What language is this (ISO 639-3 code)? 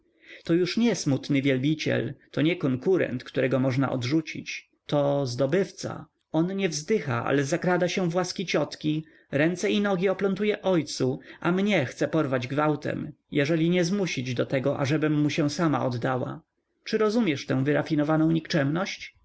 pol